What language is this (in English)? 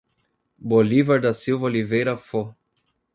Portuguese